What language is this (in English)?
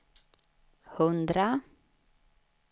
Swedish